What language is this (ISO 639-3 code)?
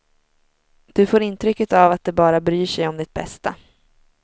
swe